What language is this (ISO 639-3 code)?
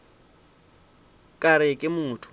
nso